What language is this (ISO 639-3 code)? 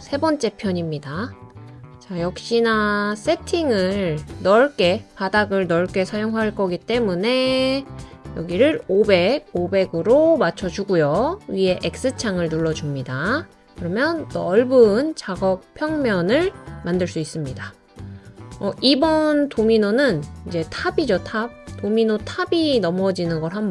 kor